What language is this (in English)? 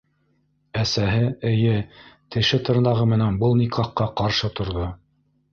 Bashkir